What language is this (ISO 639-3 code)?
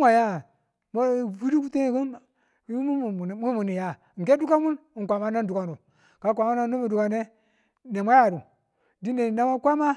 tul